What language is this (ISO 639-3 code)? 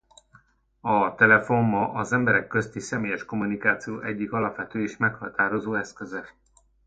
hun